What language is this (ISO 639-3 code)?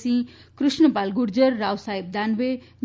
guj